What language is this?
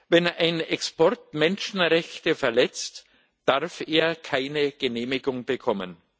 German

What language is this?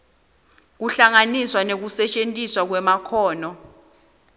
Swati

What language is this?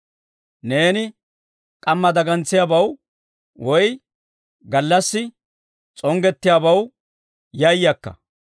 Dawro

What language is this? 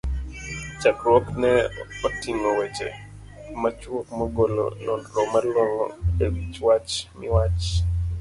Luo (Kenya and Tanzania)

